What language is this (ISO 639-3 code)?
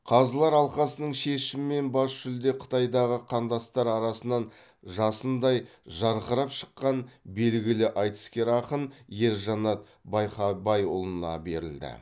kaz